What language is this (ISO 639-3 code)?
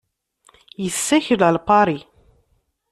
kab